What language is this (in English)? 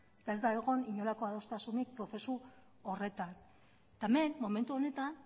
Basque